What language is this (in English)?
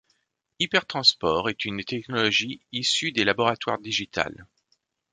French